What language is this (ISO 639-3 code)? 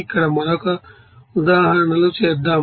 tel